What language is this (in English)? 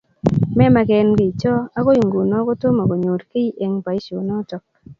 Kalenjin